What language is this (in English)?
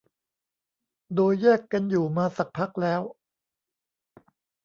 Thai